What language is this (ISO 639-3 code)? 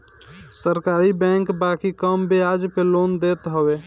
bho